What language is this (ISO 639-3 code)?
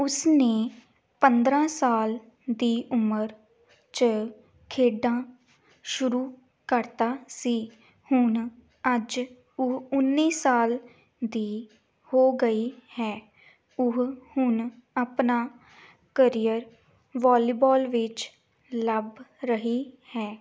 pan